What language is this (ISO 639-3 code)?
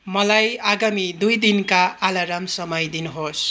nep